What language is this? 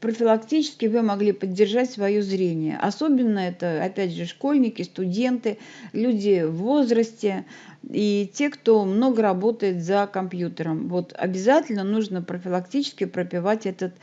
Russian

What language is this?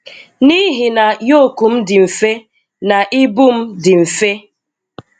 Igbo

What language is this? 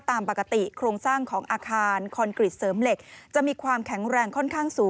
Thai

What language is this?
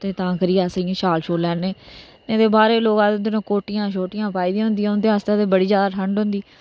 Dogri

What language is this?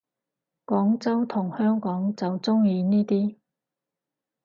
Cantonese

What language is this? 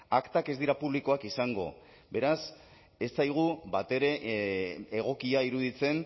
Basque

